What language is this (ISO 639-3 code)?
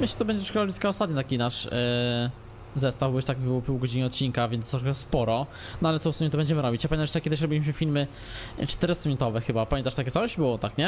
pol